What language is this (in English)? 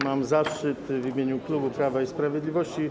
Polish